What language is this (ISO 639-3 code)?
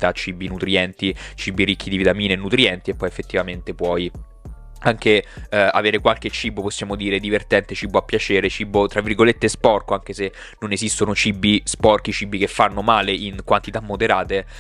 ita